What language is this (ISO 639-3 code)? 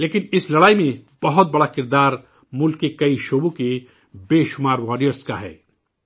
urd